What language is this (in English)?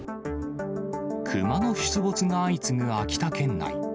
Japanese